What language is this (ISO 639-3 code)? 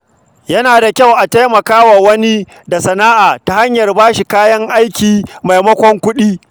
hau